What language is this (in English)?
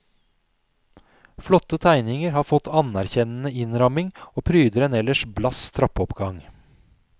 Norwegian